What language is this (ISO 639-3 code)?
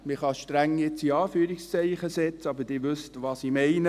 gsw